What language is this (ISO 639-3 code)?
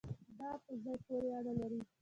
pus